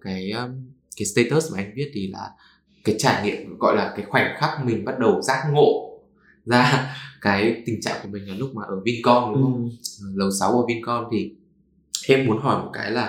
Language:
Vietnamese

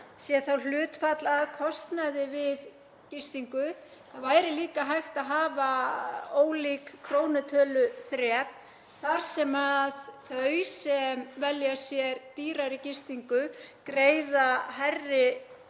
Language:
Icelandic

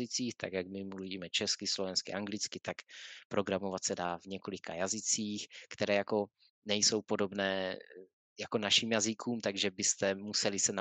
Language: Czech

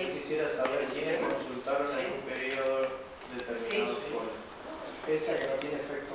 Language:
Spanish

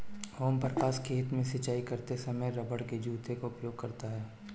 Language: Hindi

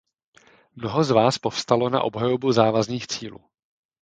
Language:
Czech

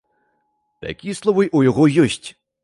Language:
Belarusian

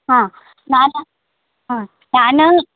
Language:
Kannada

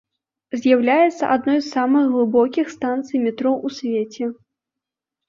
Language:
Belarusian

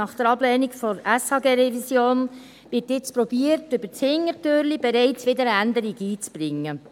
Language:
Swiss German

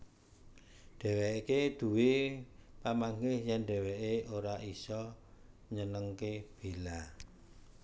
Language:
Javanese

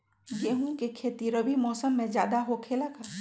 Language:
Magahi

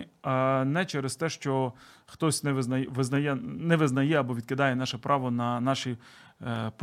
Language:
Ukrainian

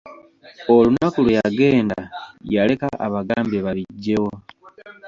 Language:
Ganda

